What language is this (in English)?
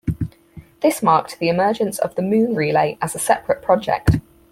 English